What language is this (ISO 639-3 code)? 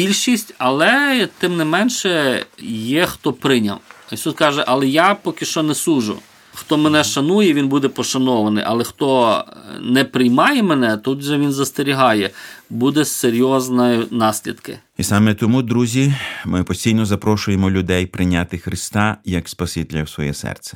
ukr